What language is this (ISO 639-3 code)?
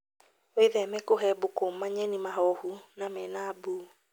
kik